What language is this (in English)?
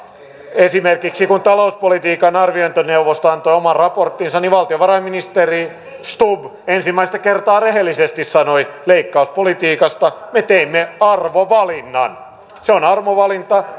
Finnish